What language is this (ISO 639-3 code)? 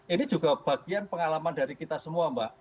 ind